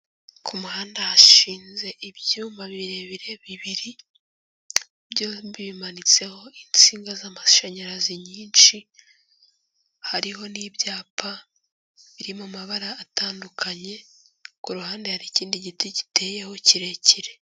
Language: Kinyarwanda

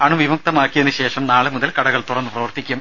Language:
Malayalam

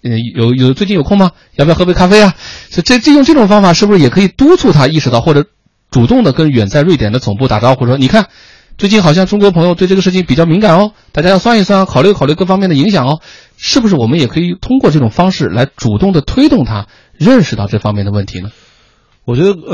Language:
Chinese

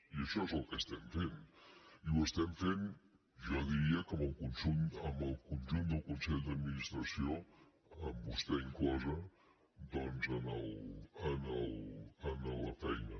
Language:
Catalan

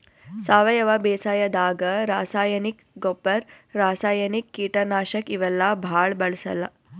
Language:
Kannada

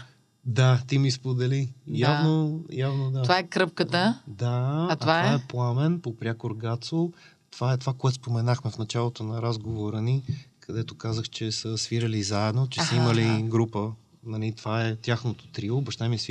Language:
Bulgarian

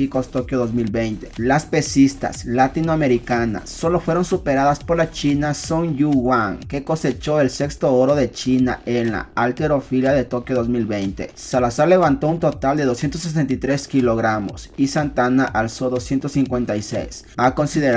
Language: Spanish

